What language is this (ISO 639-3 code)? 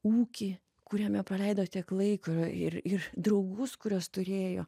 lit